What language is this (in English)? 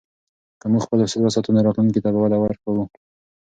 Pashto